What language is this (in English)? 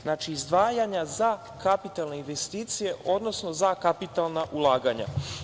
Serbian